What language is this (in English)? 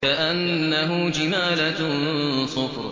Arabic